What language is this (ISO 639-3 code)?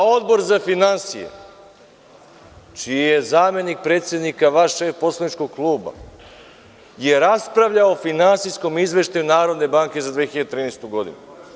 srp